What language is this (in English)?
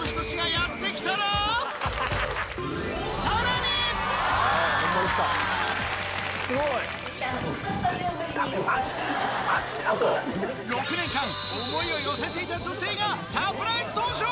Japanese